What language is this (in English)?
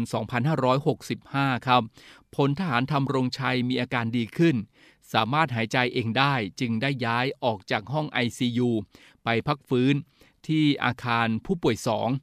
Thai